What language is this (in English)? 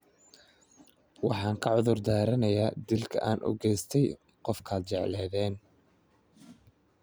Somali